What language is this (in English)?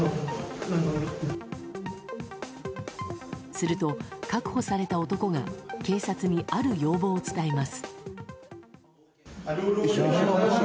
Japanese